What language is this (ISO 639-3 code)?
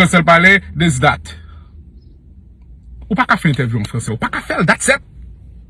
fra